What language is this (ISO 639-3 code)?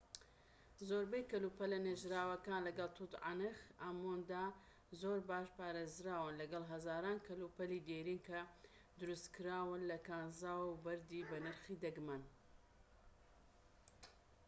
ckb